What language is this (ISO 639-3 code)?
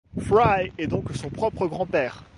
fra